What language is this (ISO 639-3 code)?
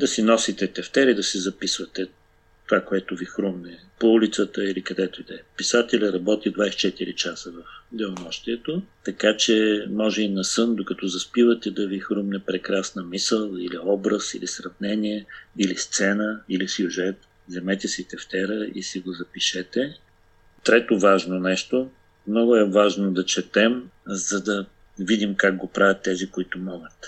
bul